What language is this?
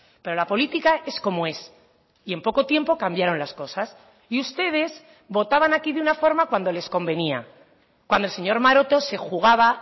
Spanish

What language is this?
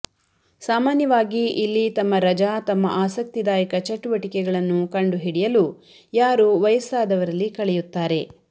Kannada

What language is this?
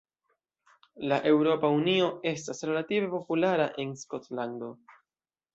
Esperanto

